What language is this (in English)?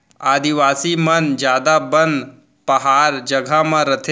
Chhattisgarhi